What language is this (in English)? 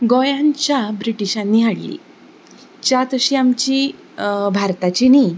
Konkani